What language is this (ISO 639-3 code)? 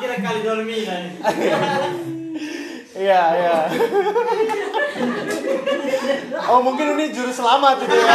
ind